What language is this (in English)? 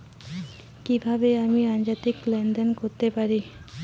Bangla